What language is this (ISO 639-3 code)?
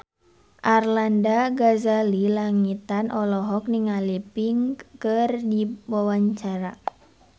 sun